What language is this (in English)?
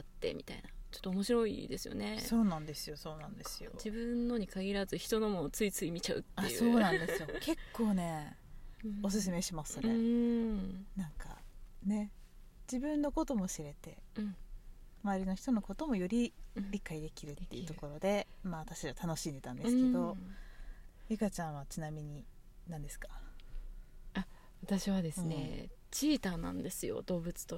Japanese